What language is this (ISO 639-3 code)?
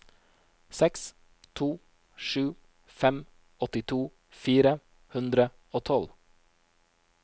nor